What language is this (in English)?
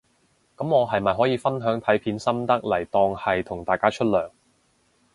Cantonese